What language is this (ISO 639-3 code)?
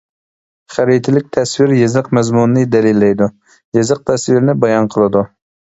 uig